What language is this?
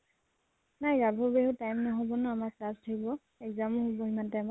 Assamese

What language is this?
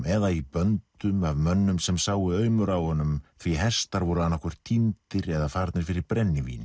Icelandic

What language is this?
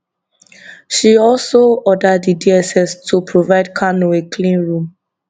Nigerian Pidgin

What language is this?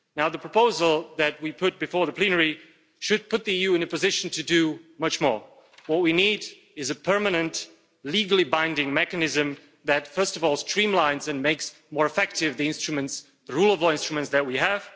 English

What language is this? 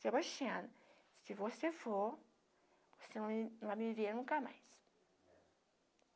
Portuguese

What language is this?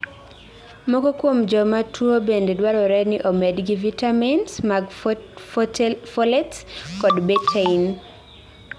Luo (Kenya and Tanzania)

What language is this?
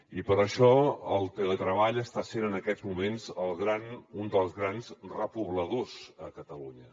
Catalan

